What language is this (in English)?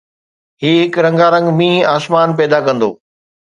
Sindhi